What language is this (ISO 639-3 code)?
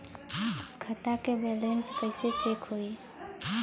bho